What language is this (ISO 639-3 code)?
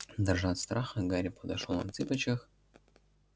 rus